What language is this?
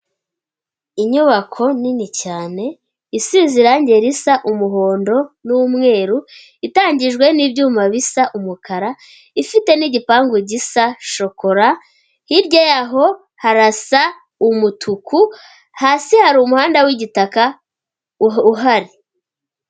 Kinyarwanda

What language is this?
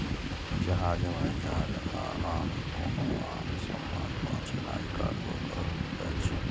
Maithili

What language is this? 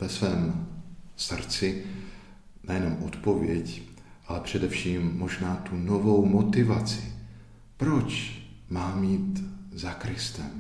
Czech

